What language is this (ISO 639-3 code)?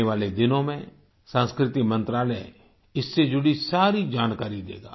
hin